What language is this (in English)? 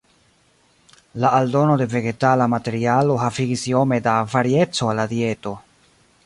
Esperanto